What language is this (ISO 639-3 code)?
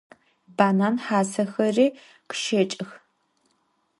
ady